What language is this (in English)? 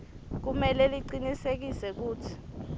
Swati